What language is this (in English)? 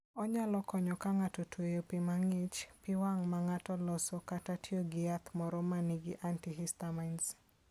Luo (Kenya and Tanzania)